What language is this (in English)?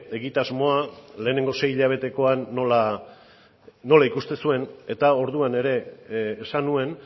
Basque